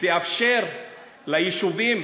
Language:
Hebrew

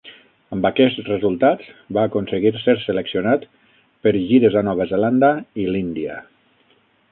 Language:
Catalan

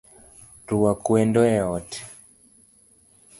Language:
Luo (Kenya and Tanzania)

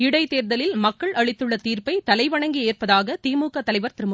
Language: Tamil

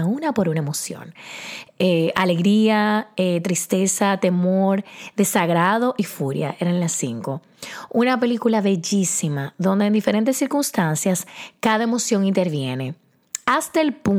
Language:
Spanish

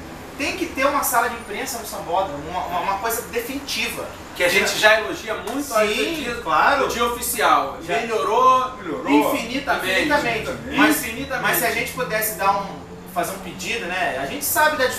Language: Portuguese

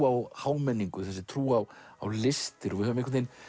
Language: Icelandic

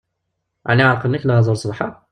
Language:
Kabyle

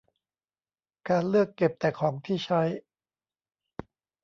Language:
Thai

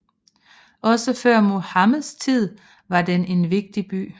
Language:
Danish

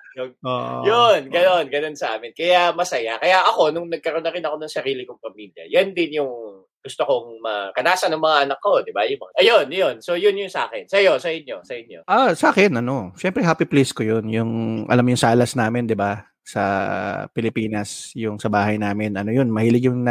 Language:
Filipino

